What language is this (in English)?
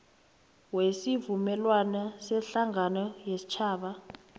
South Ndebele